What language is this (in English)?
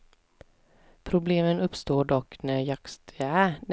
Swedish